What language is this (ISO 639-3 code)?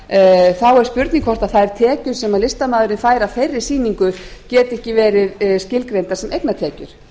isl